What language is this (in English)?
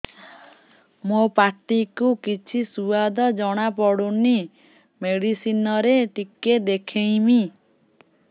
Odia